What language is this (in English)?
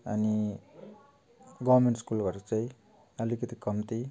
Nepali